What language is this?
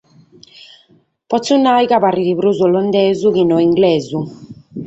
Sardinian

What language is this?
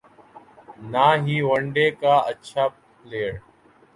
Urdu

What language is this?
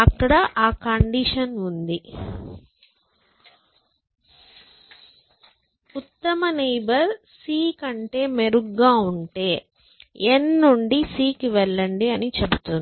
Telugu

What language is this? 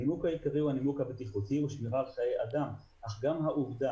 Hebrew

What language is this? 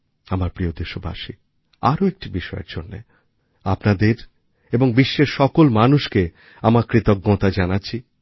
Bangla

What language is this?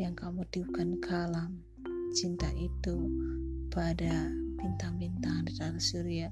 Indonesian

